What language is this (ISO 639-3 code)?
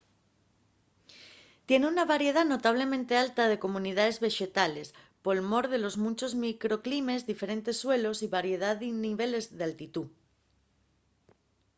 ast